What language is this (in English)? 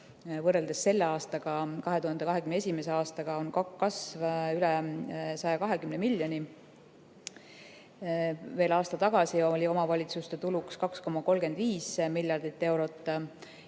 Estonian